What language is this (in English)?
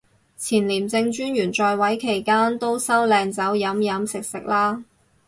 Cantonese